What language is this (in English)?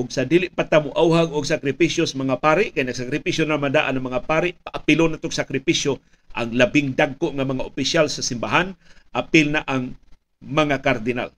Filipino